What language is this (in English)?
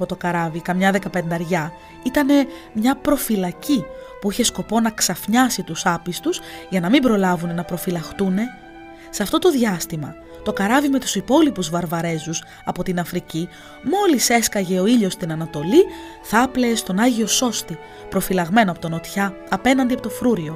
Greek